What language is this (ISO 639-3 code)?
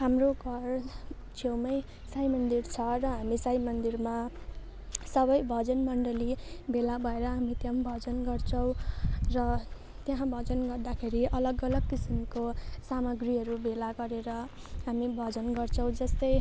nep